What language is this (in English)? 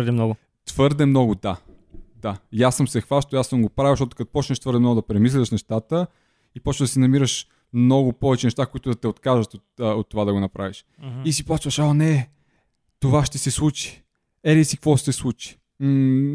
Bulgarian